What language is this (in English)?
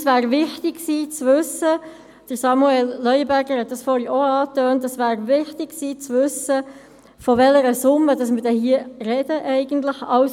Swiss German